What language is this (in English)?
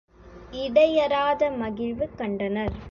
Tamil